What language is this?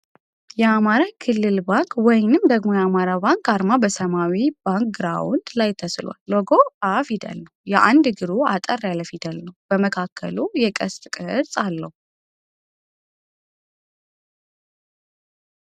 Amharic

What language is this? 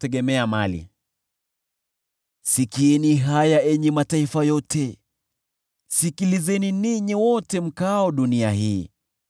Swahili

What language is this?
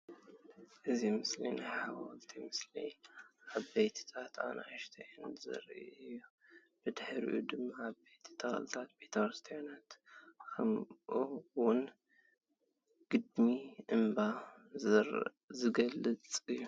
Tigrinya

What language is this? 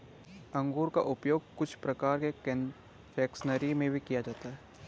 Hindi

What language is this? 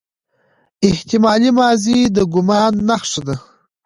Pashto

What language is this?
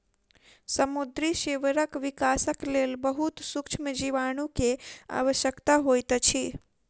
Maithili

